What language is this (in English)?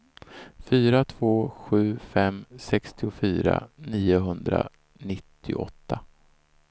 Swedish